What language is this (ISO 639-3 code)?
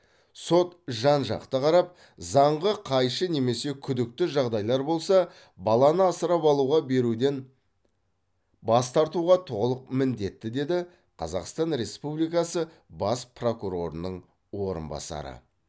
kaz